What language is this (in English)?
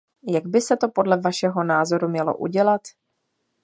Czech